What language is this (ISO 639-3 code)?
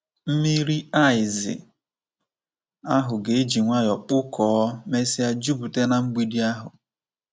ibo